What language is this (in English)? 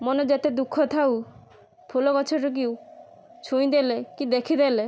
Odia